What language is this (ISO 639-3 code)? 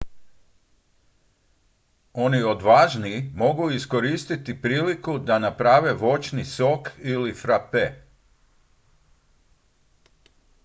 hrv